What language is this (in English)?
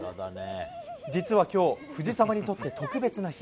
Japanese